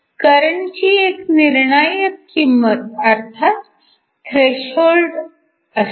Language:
Marathi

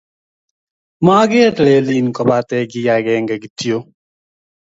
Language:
Kalenjin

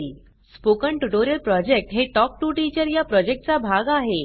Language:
Marathi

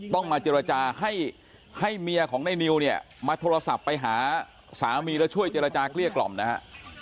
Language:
Thai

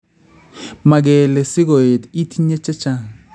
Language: Kalenjin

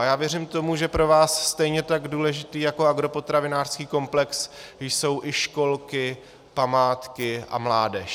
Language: Czech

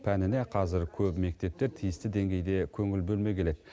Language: Kazakh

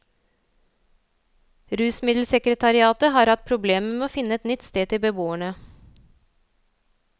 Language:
Norwegian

